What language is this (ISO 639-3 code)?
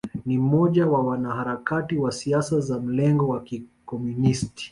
swa